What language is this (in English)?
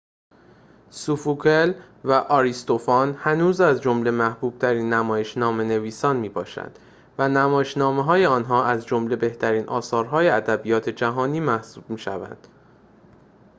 Persian